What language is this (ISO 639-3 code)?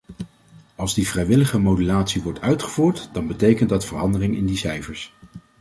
nld